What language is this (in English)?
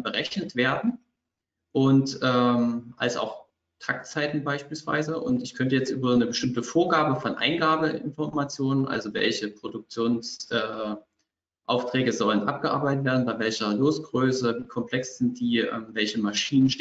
German